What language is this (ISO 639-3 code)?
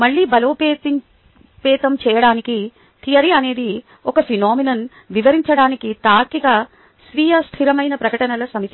tel